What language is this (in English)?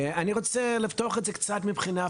Hebrew